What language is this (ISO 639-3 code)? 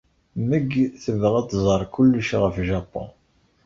kab